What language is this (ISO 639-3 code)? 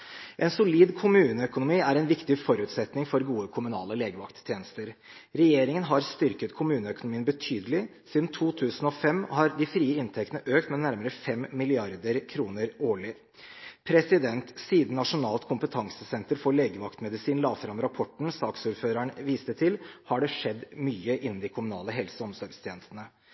nob